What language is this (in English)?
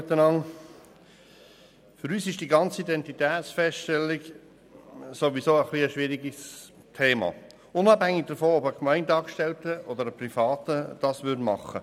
Swiss German